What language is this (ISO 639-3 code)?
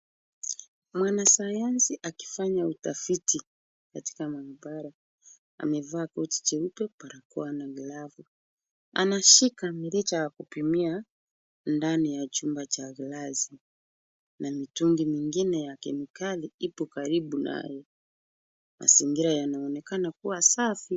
swa